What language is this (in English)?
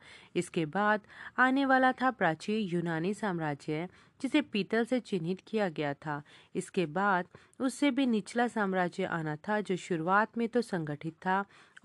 Hindi